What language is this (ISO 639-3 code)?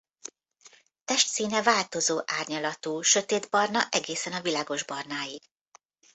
hun